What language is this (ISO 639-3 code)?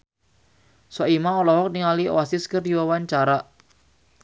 sun